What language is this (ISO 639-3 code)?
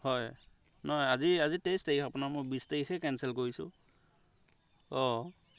asm